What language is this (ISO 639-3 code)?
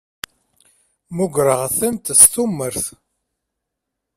kab